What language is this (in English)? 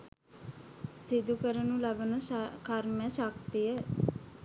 Sinhala